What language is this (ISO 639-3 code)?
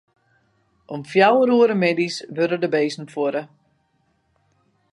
fry